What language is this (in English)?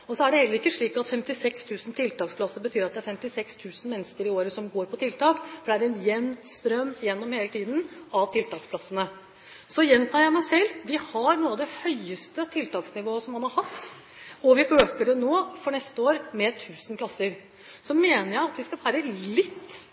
Norwegian Bokmål